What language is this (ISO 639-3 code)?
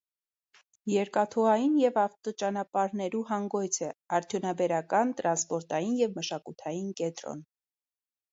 hye